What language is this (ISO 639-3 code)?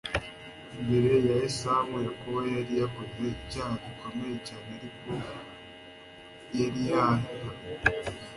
kin